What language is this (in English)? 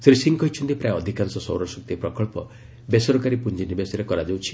Odia